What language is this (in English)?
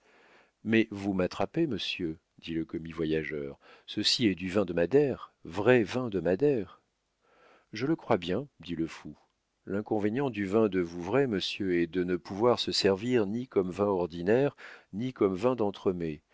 French